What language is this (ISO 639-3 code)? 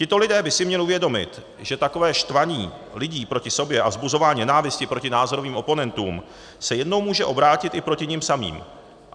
ces